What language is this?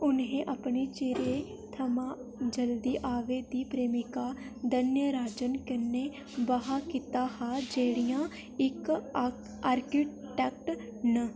Dogri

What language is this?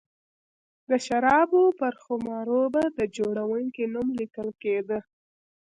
Pashto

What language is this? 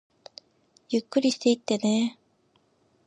Japanese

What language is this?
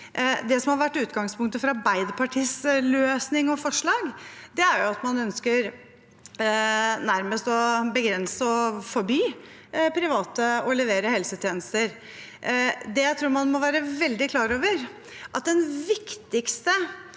Norwegian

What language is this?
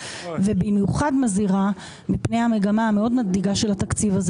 Hebrew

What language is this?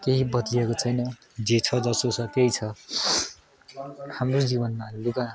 Nepali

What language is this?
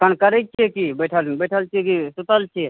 Maithili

